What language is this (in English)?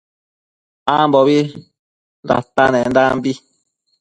Matsés